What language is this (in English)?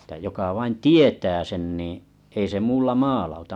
Finnish